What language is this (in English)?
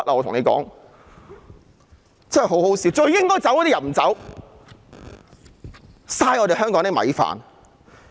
Cantonese